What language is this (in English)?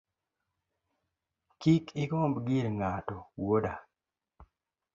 Luo (Kenya and Tanzania)